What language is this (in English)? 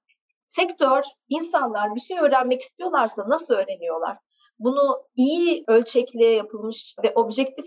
Turkish